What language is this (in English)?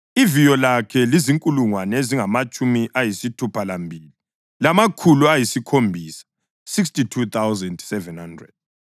North Ndebele